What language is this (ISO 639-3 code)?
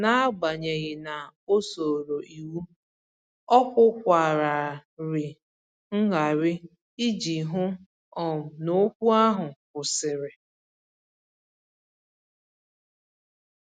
ibo